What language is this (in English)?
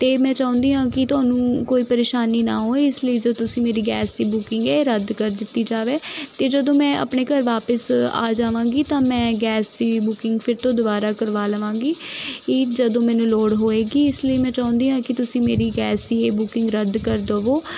Punjabi